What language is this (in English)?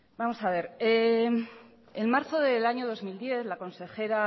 Spanish